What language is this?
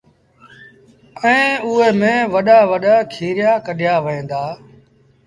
Sindhi Bhil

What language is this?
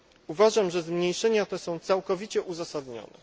Polish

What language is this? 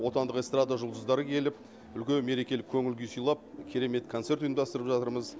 Kazakh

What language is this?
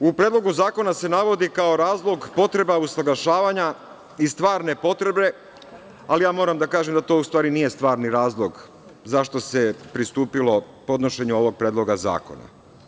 Serbian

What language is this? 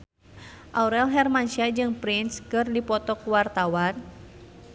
Sundanese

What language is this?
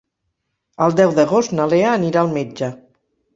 Catalan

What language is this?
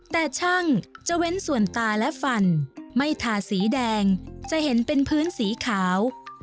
Thai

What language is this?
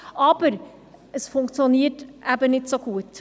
Swiss German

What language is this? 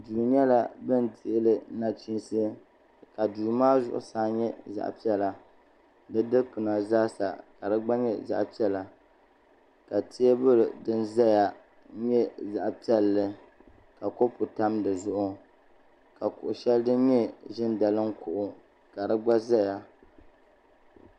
Dagbani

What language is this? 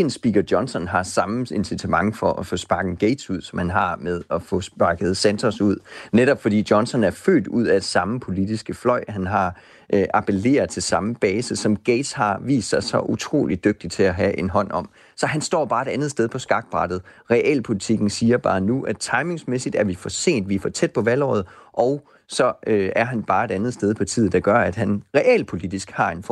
Danish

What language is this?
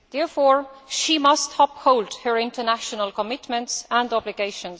English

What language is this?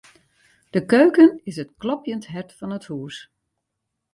Western Frisian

